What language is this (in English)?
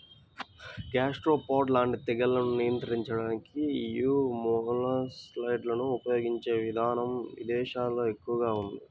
Telugu